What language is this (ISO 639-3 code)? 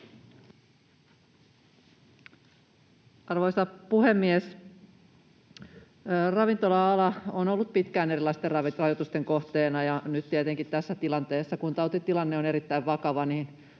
fin